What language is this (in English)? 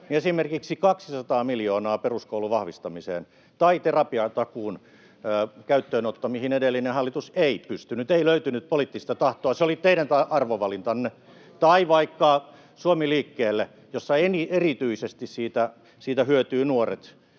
Finnish